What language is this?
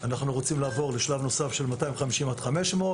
Hebrew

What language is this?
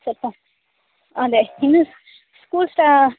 Kannada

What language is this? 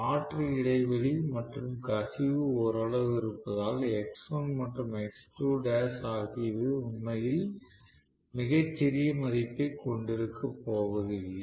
Tamil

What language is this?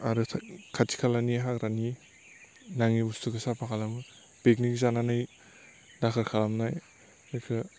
Bodo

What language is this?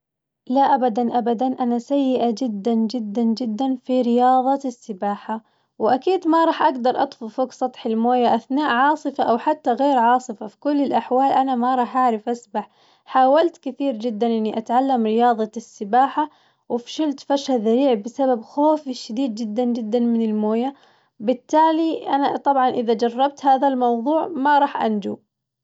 Najdi Arabic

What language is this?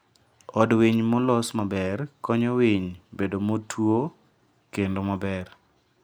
Luo (Kenya and Tanzania)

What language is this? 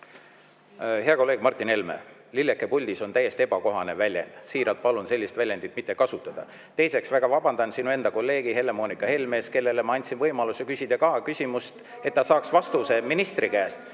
Estonian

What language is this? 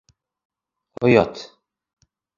Bashkir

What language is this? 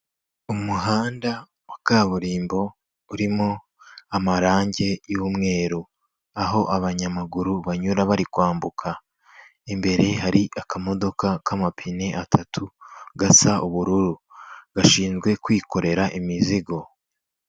Kinyarwanda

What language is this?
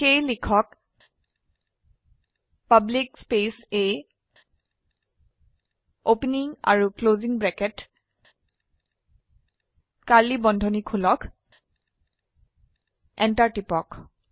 Assamese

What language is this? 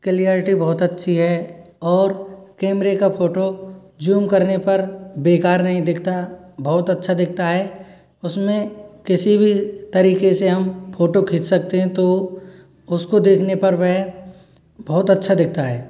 Hindi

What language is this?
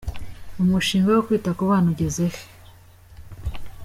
Kinyarwanda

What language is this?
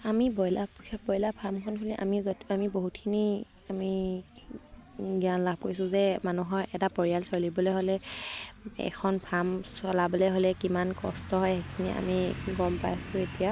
Assamese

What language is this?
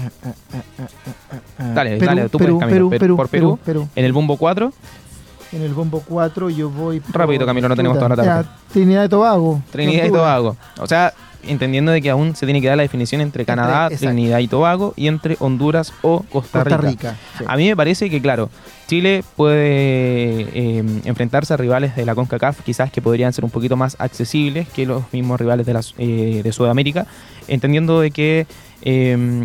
Spanish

